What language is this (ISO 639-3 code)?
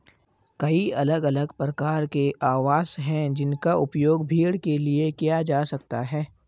hin